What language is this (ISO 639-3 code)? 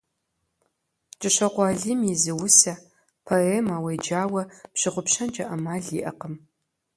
kbd